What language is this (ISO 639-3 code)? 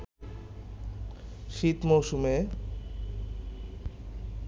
ben